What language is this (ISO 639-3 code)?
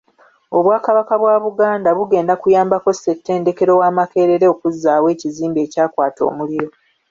lug